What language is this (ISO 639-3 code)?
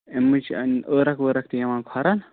kas